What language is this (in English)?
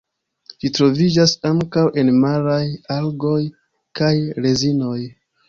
Esperanto